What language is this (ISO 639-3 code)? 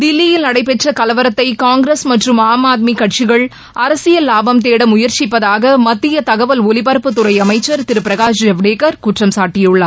tam